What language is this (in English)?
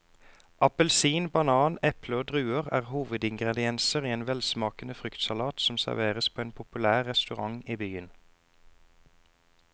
Norwegian